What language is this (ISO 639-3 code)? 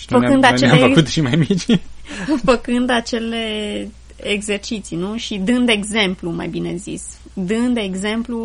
ron